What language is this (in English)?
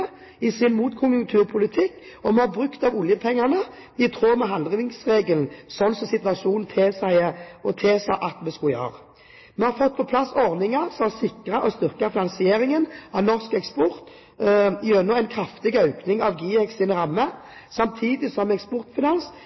Norwegian Bokmål